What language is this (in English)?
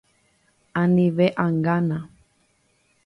Guarani